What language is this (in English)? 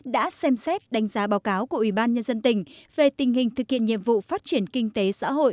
Vietnamese